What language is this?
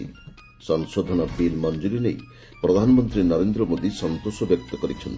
Odia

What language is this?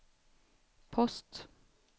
Swedish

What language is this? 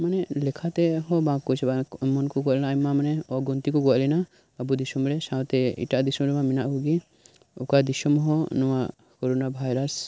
Santali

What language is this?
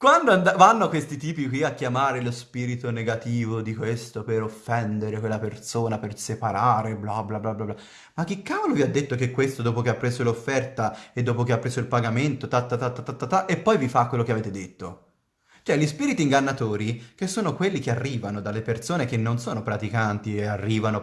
Italian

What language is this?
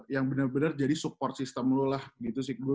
Indonesian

